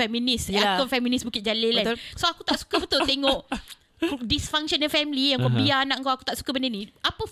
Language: Malay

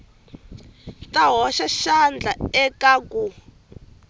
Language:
Tsonga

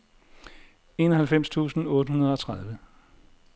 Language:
Danish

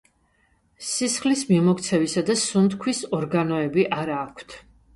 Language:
Georgian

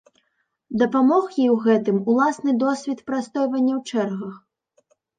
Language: Belarusian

